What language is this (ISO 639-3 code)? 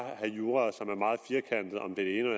dan